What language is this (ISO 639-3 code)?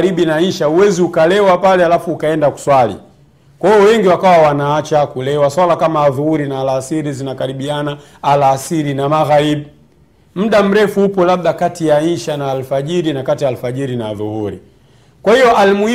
swa